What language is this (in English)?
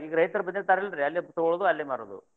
Kannada